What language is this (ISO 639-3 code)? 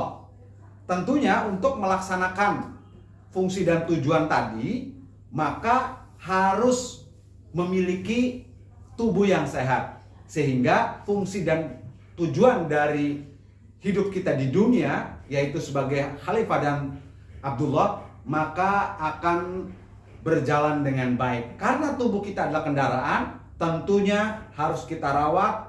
ind